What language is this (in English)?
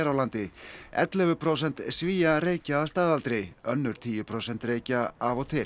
Icelandic